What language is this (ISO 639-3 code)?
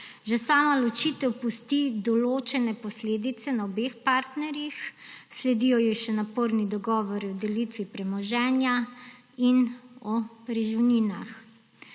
slv